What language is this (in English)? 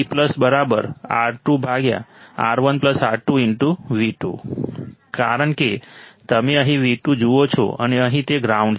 Gujarati